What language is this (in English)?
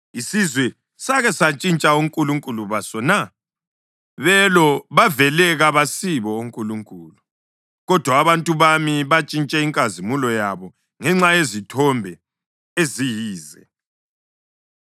North Ndebele